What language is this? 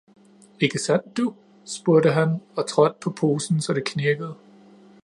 Danish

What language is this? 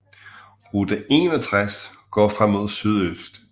Danish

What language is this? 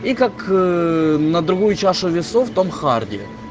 Russian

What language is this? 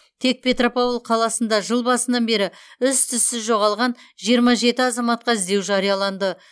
Kazakh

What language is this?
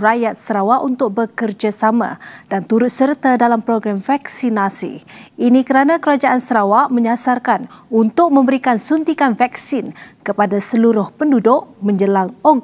Malay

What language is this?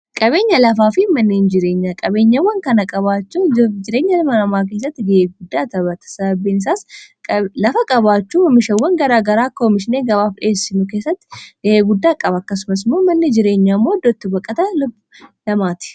Oromo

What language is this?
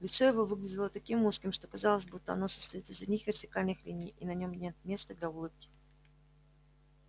Russian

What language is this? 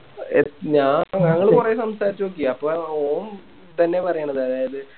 Malayalam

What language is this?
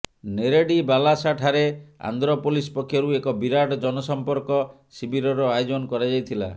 Odia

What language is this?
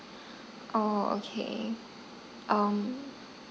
English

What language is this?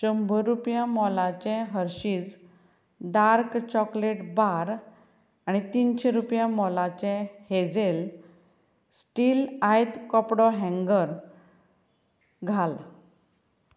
Konkani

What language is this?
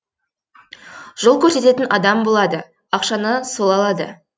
Kazakh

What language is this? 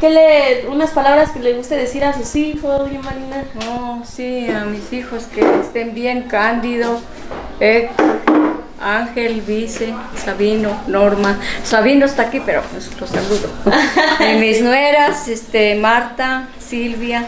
Spanish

